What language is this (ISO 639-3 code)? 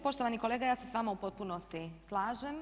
hrv